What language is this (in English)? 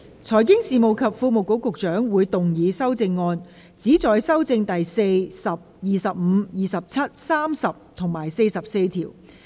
Cantonese